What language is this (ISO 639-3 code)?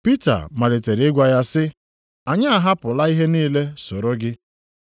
ibo